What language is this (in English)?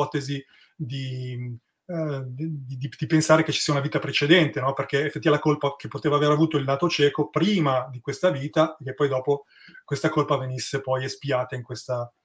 Italian